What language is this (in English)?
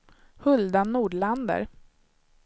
Swedish